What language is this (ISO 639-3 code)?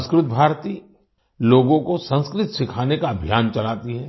hin